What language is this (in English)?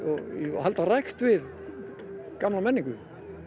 Icelandic